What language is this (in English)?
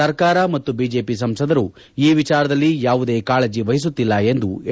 Kannada